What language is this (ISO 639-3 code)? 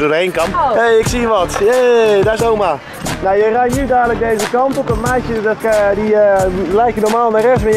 nld